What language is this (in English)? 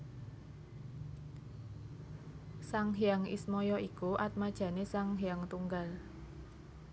Javanese